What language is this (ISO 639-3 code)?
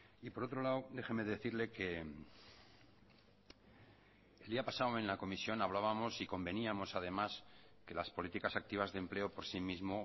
spa